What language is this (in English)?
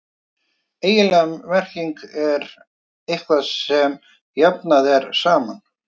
Icelandic